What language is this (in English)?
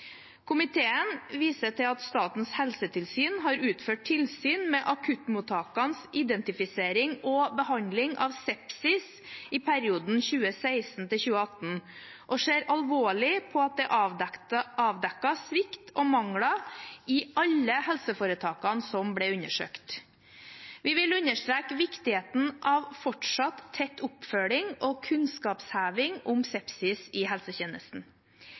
Norwegian Bokmål